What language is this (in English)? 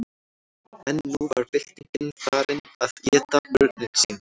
Icelandic